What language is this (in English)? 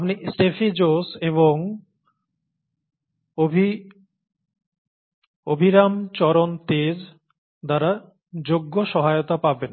Bangla